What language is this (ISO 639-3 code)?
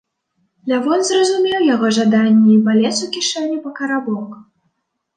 bel